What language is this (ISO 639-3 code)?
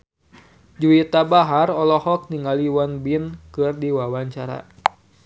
sun